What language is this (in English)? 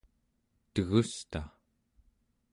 Central Yupik